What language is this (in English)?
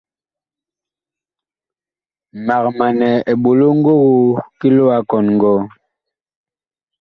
Bakoko